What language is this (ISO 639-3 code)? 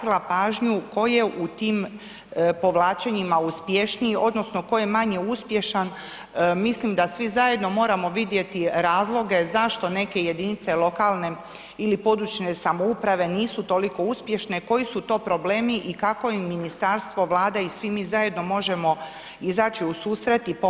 hrv